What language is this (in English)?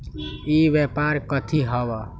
Magahi